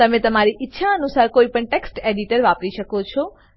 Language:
Gujarati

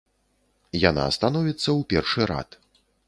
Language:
Belarusian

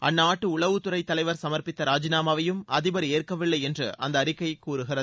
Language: Tamil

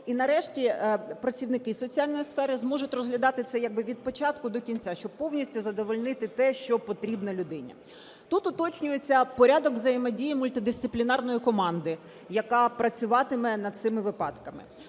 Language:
Ukrainian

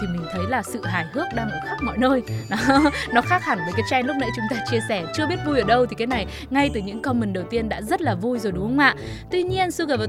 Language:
Vietnamese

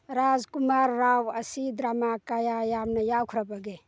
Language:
Manipuri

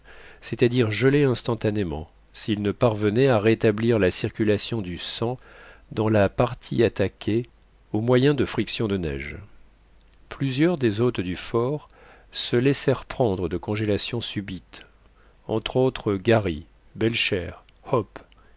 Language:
French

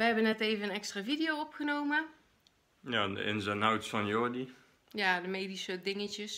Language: Dutch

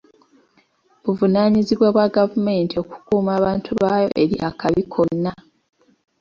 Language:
Ganda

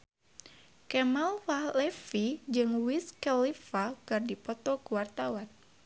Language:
Sundanese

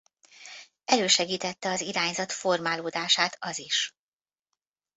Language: Hungarian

